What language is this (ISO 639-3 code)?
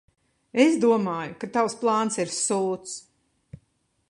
lav